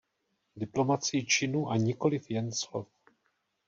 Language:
Czech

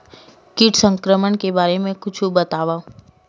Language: Chhattisgarhi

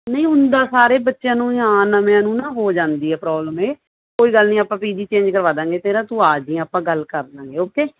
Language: Punjabi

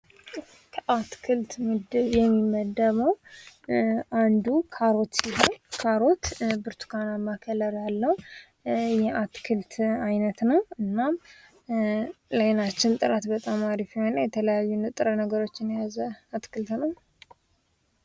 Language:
Amharic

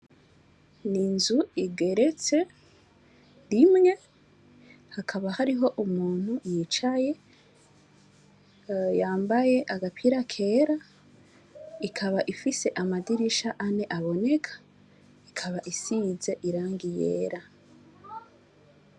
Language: Rundi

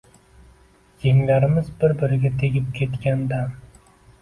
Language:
Uzbek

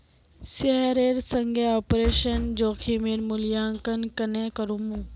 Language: Magahi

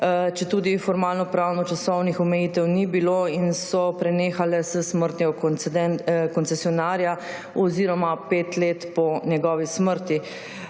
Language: Slovenian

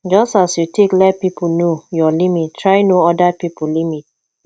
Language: Nigerian Pidgin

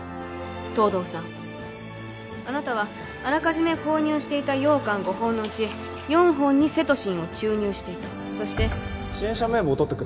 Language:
Japanese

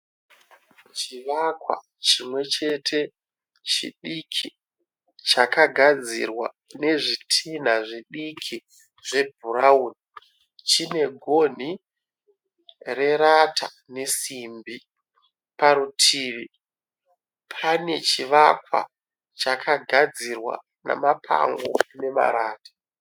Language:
Shona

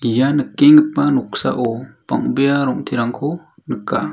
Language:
Garo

